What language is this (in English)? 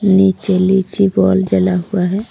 Hindi